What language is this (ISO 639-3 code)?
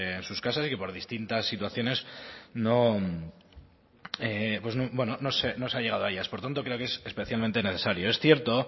spa